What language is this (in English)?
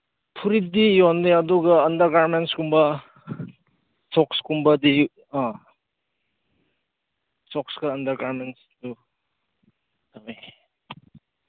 Manipuri